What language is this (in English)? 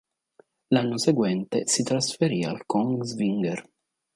Italian